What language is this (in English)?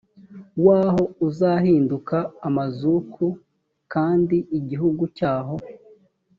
Kinyarwanda